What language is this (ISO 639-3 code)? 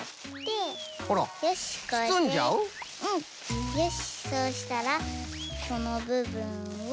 jpn